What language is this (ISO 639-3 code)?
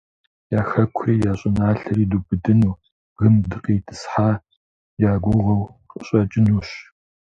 kbd